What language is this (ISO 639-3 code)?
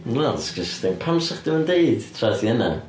cym